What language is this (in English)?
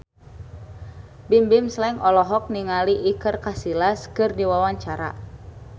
Sundanese